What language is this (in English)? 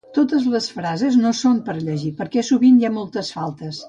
Catalan